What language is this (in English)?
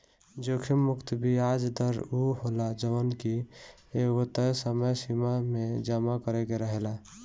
Bhojpuri